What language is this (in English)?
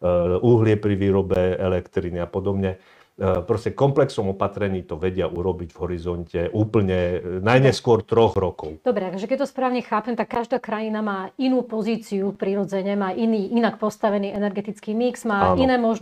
Slovak